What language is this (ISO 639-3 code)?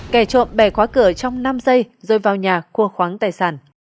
vie